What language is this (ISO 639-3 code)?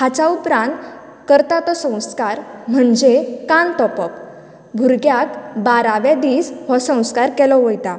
kok